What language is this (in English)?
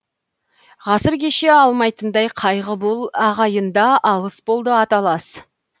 Kazakh